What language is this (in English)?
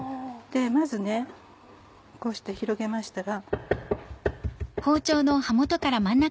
Japanese